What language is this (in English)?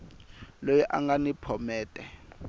Tsonga